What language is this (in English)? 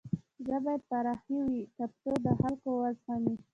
Pashto